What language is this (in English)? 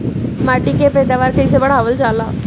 Bhojpuri